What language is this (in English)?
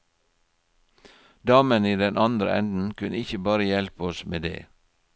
Norwegian